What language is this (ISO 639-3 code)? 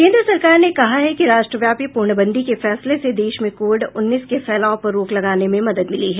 hin